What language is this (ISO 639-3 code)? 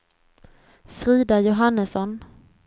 swe